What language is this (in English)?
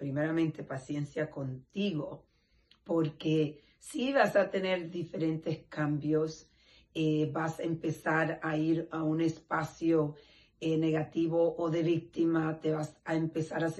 Spanish